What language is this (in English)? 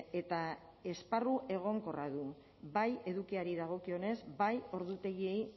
Basque